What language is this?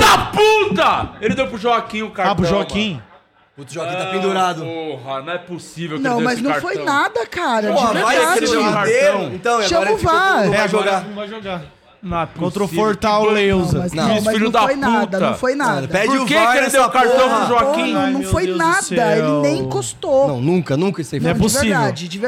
Portuguese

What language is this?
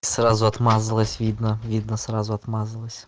Russian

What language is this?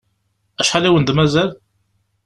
Kabyle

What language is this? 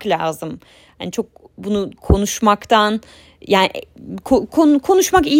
Turkish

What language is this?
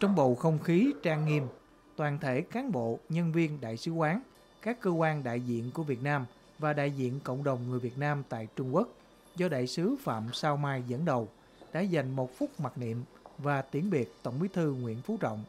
Vietnamese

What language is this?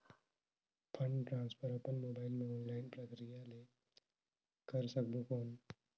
Chhattisgarhi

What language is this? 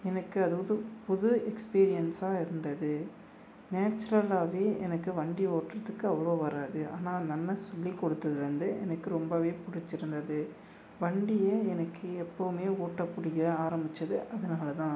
Tamil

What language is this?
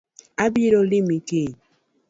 Luo (Kenya and Tanzania)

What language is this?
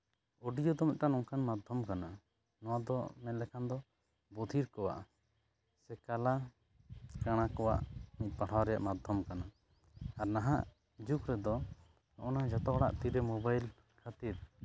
Santali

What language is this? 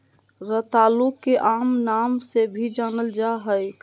Magahi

